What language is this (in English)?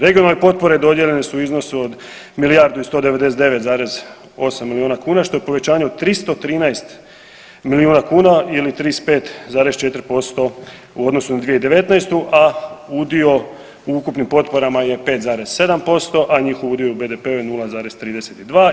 Croatian